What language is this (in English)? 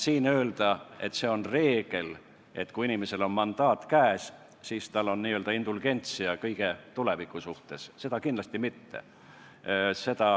Estonian